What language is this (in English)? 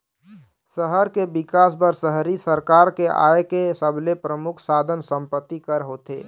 Chhattisgarhi